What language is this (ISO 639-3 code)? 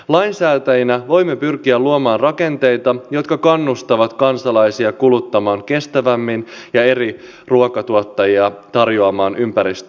fin